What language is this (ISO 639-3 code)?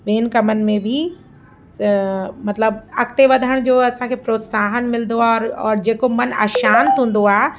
snd